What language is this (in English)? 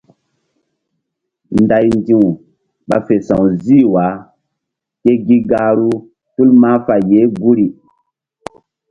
Mbum